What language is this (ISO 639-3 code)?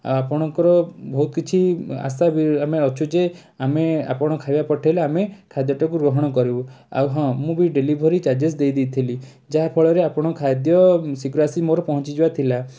ori